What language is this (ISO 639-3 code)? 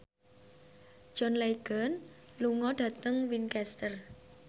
jav